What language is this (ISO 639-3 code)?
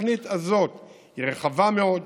heb